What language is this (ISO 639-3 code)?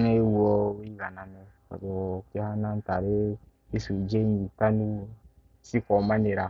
kik